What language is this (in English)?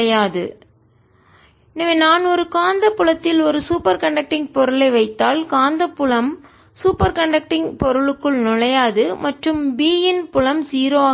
Tamil